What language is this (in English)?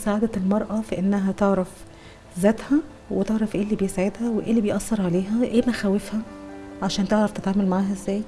Arabic